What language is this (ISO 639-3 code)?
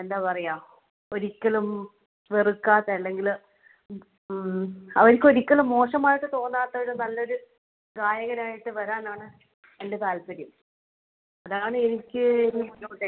mal